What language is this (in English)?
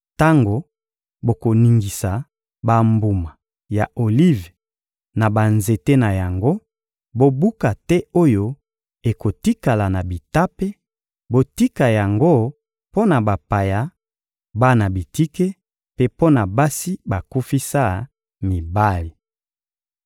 Lingala